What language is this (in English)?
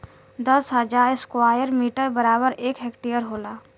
Bhojpuri